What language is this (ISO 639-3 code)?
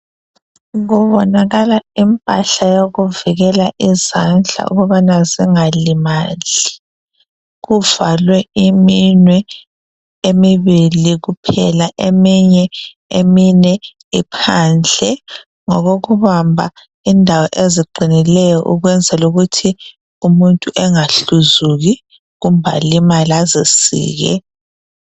nde